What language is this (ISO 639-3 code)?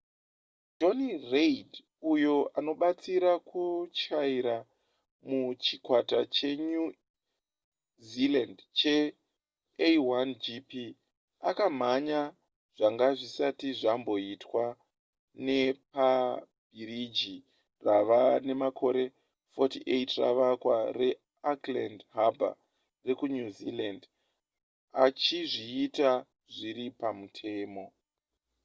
sna